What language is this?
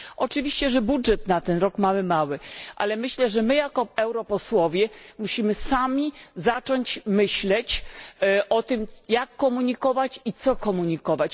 Polish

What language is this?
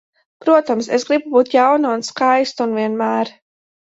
Latvian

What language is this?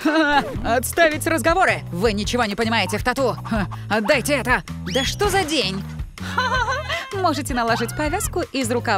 Russian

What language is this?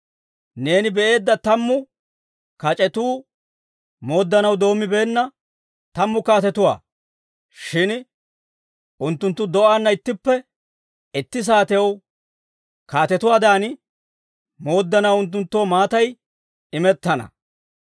Dawro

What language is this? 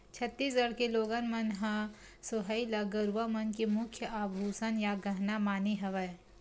Chhattisgarhi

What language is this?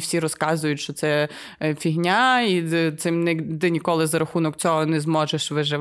Ukrainian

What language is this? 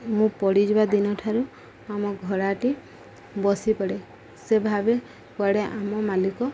Odia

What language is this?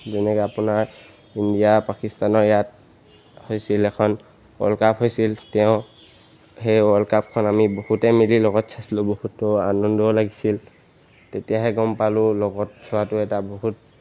Assamese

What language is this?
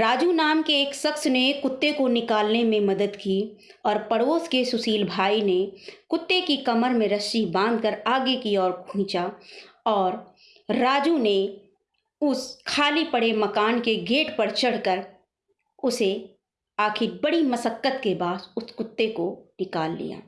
Hindi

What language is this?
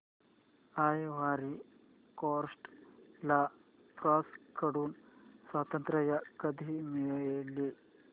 Marathi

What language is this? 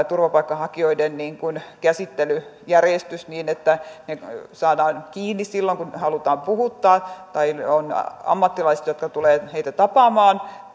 Finnish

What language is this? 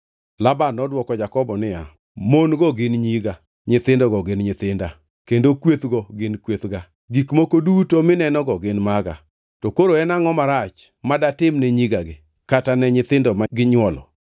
Luo (Kenya and Tanzania)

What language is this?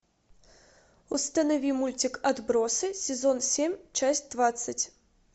Russian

